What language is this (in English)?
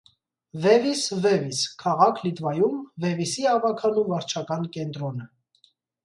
Armenian